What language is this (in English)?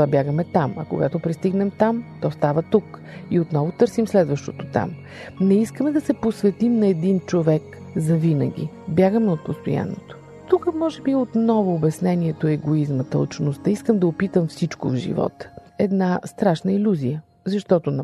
Bulgarian